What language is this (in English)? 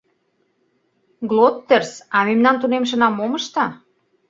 Mari